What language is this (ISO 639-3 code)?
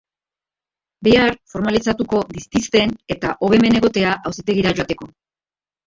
eus